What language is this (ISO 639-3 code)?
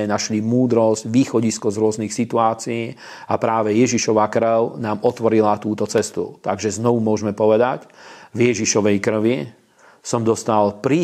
slk